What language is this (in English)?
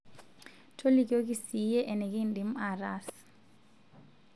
Masai